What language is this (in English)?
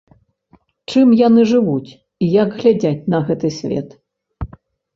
Belarusian